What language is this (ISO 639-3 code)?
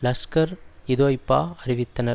tam